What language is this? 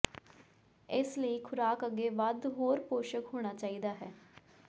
Punjabi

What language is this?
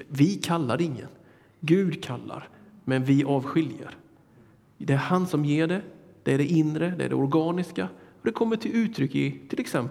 Swedish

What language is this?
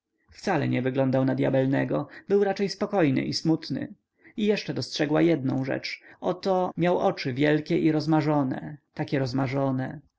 Polish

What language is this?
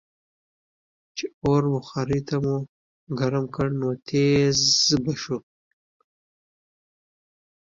Pashto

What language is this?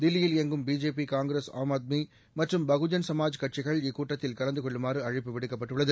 Tamil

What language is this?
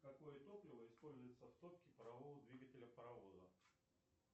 Russian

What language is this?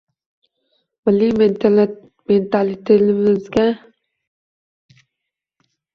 Uzbek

